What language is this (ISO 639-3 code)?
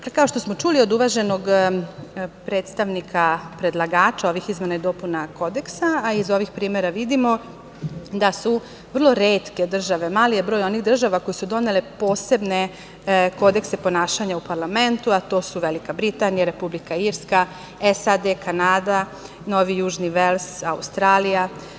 srp